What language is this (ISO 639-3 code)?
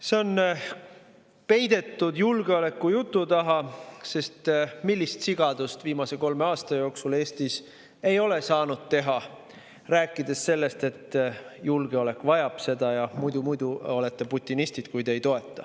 est